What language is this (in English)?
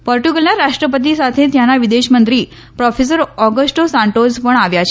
Gujarati